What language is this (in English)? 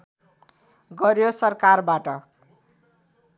Nepali